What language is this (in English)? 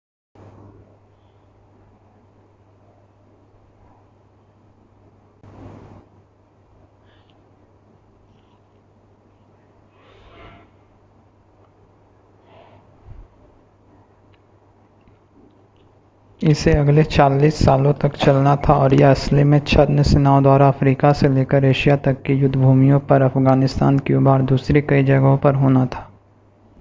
Hindi